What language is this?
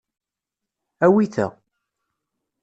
Kabyle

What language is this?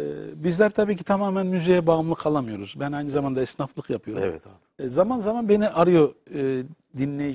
Turkish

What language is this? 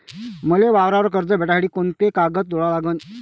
Marathi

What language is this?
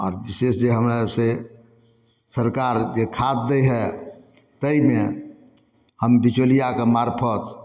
Maithili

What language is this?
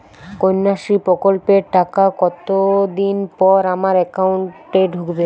Bangla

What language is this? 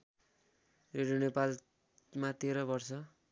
Nepali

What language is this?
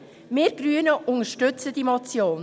Swiss German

